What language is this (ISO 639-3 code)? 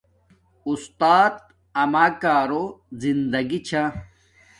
dmk